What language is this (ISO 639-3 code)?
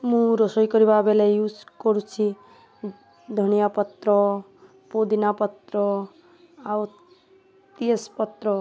ori